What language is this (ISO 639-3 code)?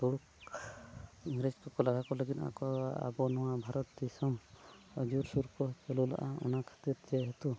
sat